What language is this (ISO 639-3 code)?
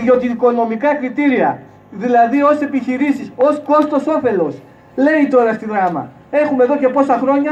ell